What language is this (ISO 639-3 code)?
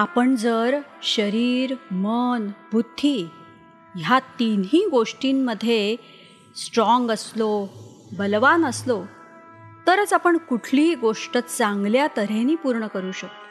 mar